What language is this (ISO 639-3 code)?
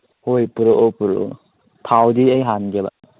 mni